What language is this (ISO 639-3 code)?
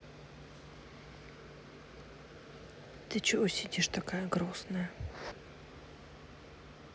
rus